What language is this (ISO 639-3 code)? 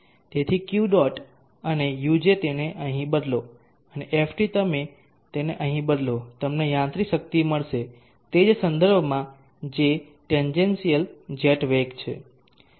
guj